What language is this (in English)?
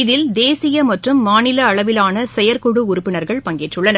Tamil